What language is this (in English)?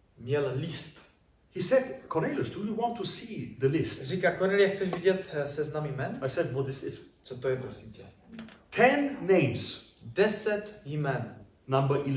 Czech